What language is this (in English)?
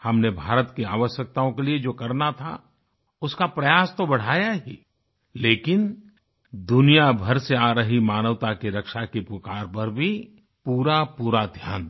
Hindi